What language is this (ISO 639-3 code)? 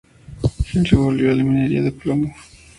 spa